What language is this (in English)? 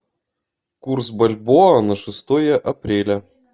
Russian